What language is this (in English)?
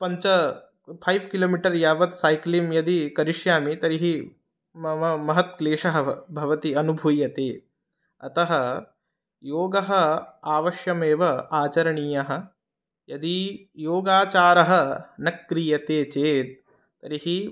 Sanskrit